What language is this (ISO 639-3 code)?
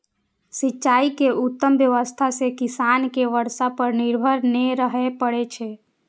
mai